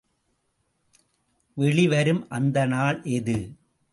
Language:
Tamil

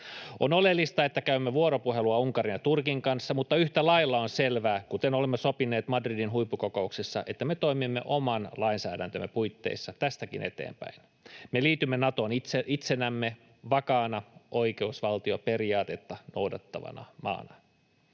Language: Finnish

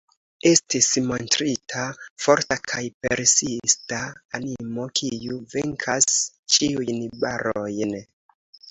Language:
Esperanto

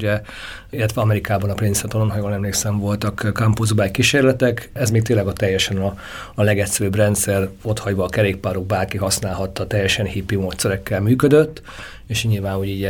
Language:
Hungarian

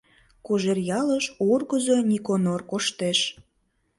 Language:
Mari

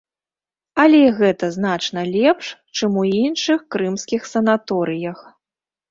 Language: Belarusian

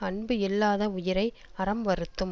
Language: Tamil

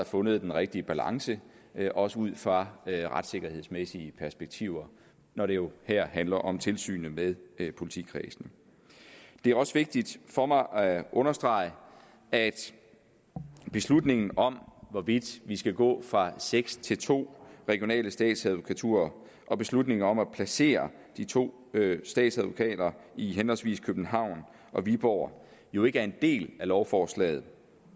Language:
Danish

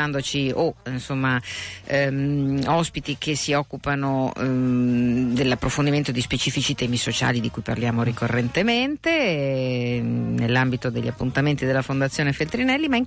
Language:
Italian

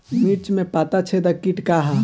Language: Bhojpuri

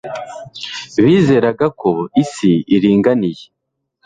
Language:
Kinyarwanda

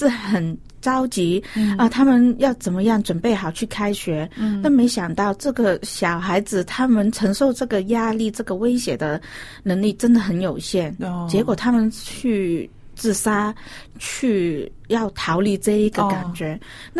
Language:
Chinese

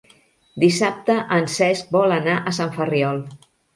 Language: Catalan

